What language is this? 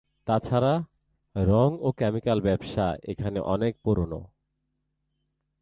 Bangla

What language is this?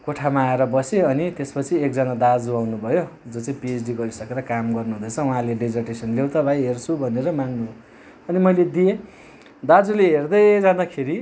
Nepali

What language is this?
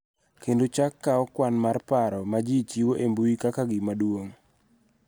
Luo (Kenya and Tanzania)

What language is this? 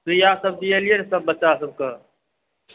Maithili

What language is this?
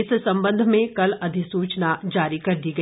Hindi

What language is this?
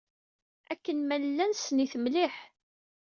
Kabyle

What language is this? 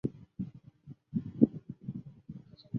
Chinese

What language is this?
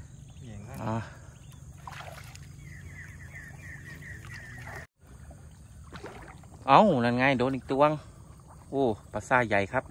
Thai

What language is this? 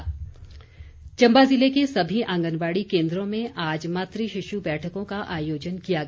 Hindi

